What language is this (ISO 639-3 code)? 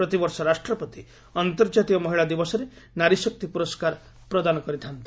ori